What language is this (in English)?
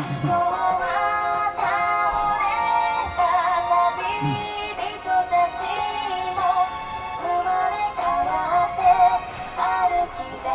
Japanese